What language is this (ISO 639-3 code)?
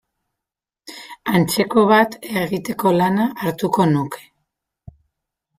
eus